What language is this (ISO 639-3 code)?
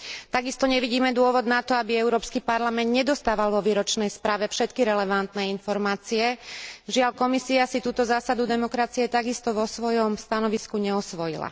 slk